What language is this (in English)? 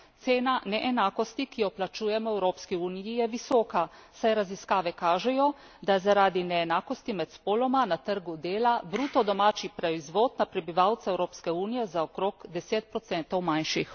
Slovenian